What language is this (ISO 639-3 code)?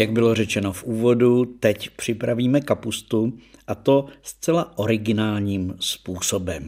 ces